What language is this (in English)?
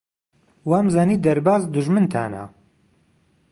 Central Kurdish